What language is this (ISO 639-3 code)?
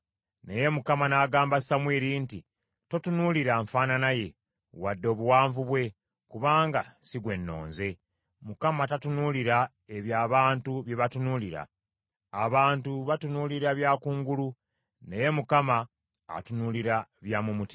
lug